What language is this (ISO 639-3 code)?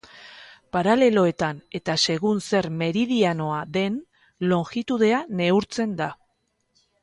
eus